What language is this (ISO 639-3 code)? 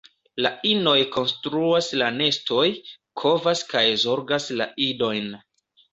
epo